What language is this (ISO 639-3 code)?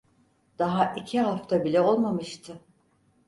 tur